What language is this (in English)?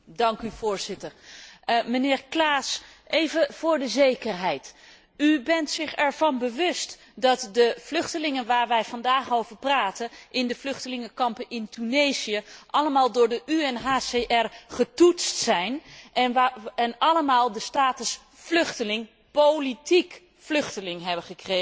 Dutch